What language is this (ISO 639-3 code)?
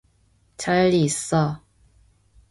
kor